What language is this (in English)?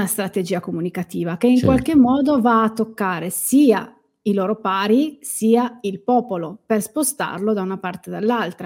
Italian